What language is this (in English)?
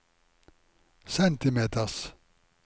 Norwegian